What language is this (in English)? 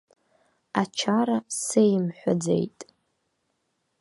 Abkhazian